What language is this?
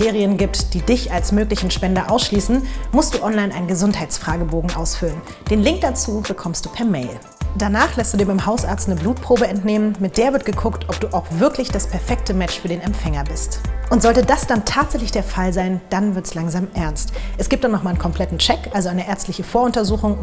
German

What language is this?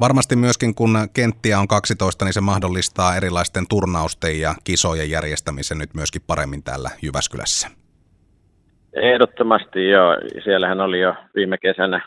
Finnish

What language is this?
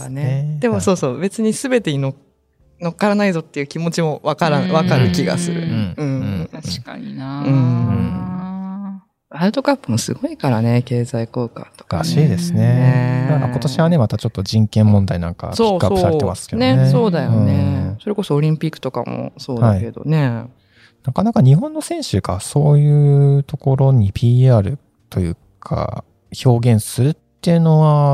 Japanese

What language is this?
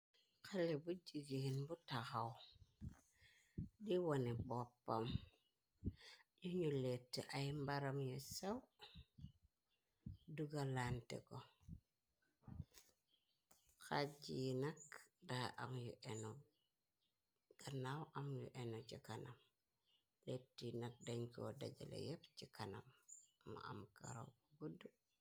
Wolof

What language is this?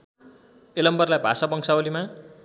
Nepali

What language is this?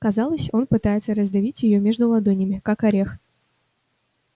Russian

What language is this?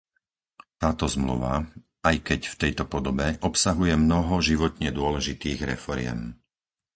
Slovak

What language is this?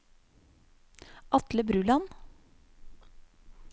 Norwegian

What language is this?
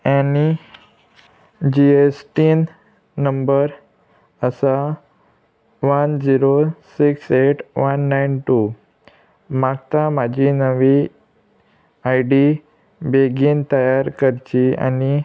Konkani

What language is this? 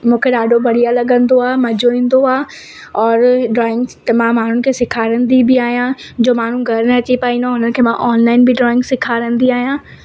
Sindhi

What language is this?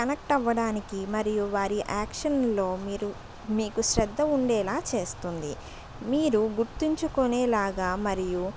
Telugu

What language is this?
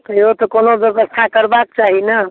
Maithili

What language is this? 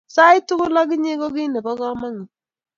Kalenjin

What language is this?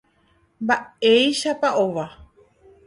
Guarani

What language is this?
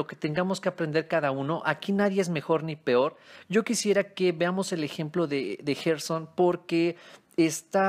Spanish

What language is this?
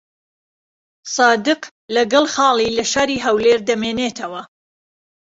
Central Kurdish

